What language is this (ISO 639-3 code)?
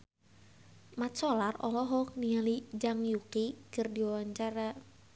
sun